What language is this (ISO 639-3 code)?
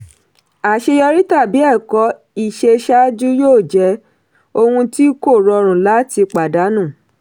yor